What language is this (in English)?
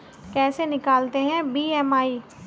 Hindi